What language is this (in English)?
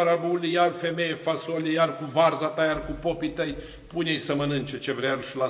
Romanian